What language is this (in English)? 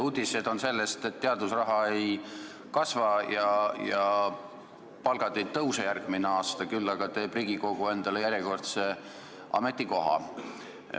Estonian